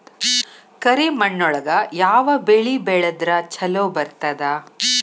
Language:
Kannada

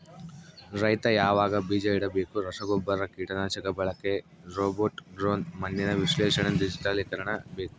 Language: Kannada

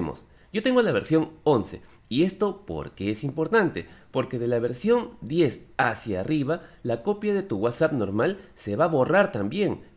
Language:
Spanish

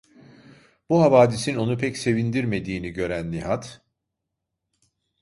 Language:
Turkish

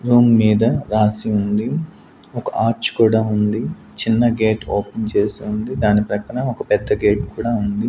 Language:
Telugu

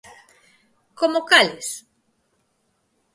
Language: Galician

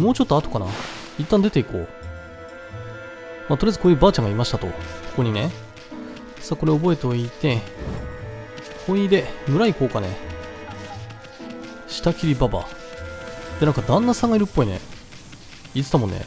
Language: Japanese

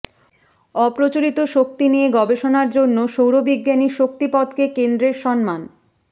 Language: Bangla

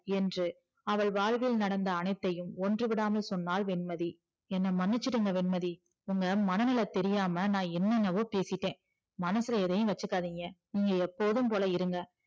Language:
Tamil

